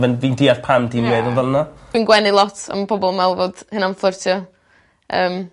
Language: Welsh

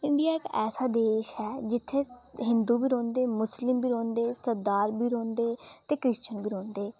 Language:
Dogri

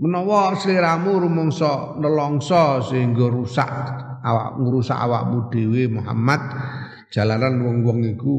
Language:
Indonesian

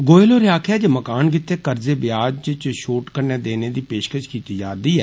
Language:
Dogri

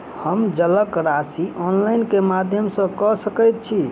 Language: Maithili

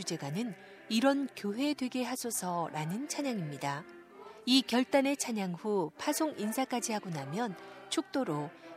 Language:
Korean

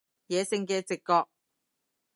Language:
Cantonese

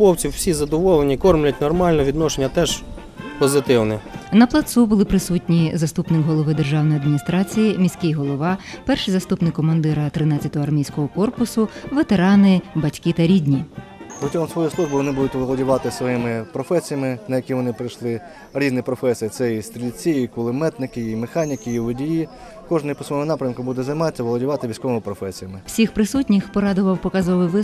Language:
Ukrainian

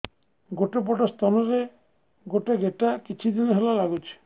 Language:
Odia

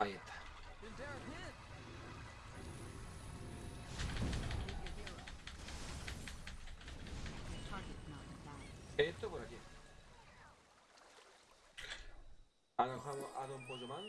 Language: Spanish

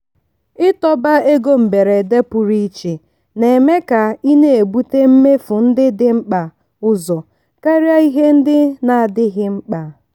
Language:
Igbo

